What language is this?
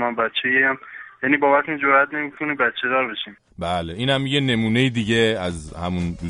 Persian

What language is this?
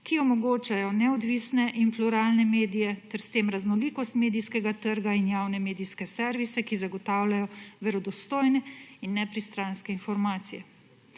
Slovenian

